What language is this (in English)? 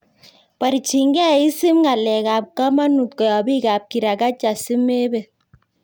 Kalenjin